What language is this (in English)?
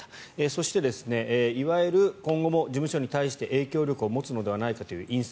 Japanese